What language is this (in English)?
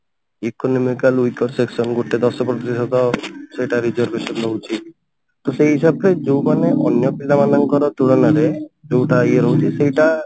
Odia